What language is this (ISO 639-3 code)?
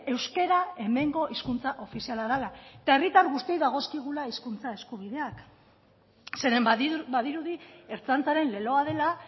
eus